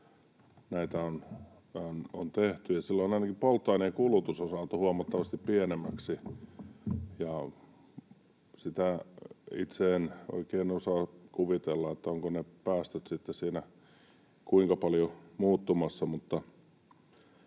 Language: Finnish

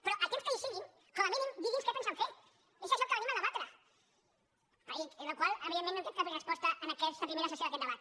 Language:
Catalan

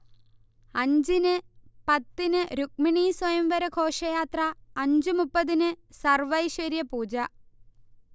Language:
Malayalam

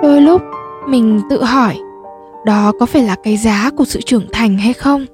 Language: Vietnamese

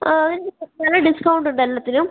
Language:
Malayalam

